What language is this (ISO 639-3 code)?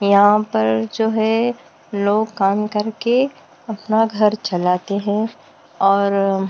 hin